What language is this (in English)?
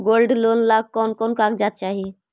Magahi